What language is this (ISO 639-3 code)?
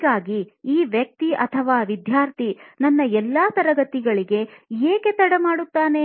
kan